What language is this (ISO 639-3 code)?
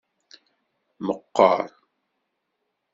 kab